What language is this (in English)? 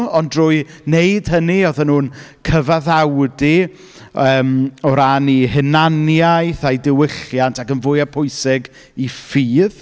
Welsh